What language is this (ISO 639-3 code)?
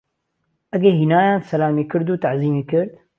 ckb